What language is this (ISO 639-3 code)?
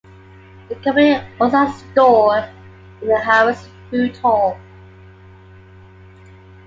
eng